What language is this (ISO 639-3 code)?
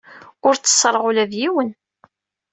kab